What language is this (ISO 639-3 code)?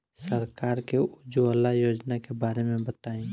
bho